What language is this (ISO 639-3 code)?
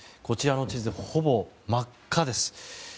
jpn